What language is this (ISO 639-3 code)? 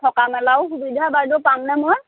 asm